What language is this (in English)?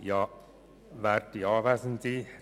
Swiss German